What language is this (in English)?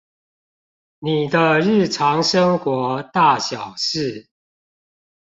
Chinese